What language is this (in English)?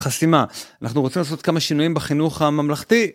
Hebrew